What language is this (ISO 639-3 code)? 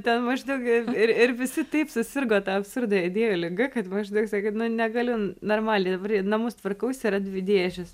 lit